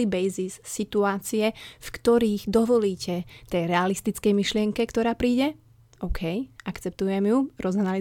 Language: Slovak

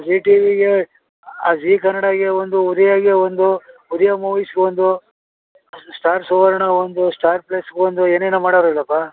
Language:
Kannada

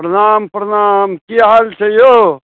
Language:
Maithili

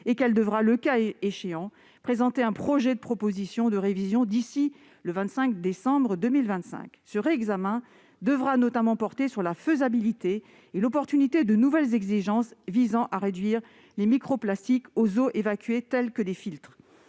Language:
French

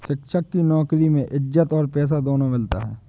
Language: Hindi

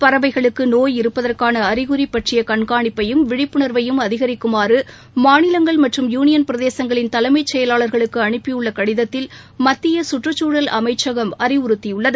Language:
Tamil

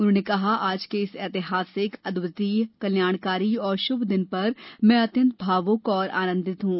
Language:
Hindi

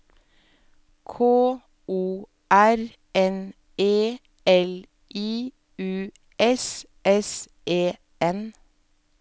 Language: Norwegian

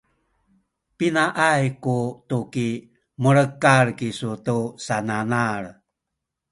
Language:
Sakizaya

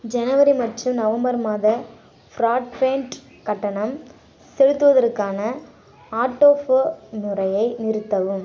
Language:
Tamil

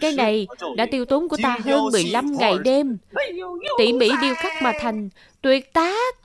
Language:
Vietnamese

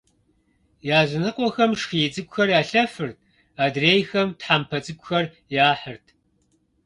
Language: Kabardian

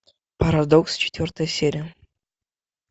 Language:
Russian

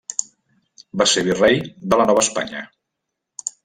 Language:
Catalan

